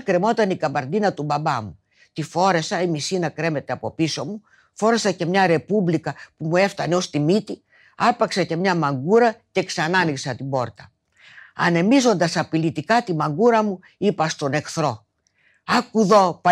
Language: Greek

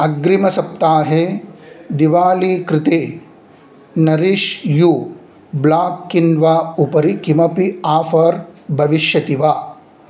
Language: Sanskrit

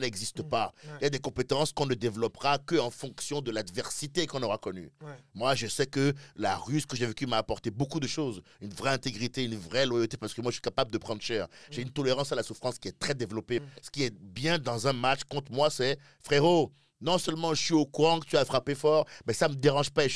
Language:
French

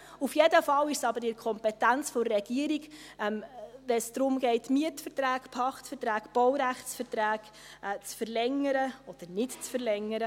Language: Swiss German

